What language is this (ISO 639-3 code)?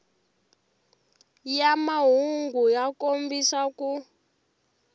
tso